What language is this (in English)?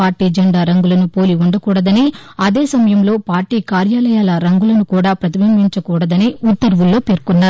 Telugu